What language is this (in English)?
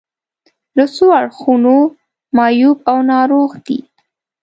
Pashto